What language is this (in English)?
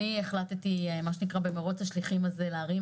Hebrew